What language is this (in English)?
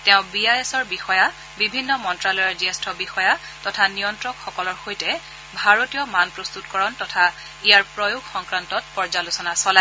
Assamese